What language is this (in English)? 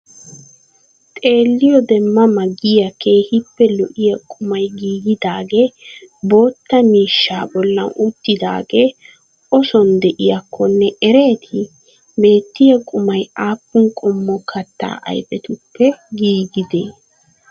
Wolaytta